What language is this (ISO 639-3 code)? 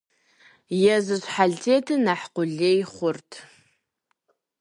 kbd